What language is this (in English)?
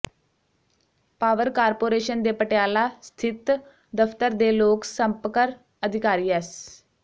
Punjabi